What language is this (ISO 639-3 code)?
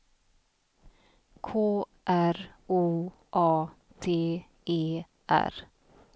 swe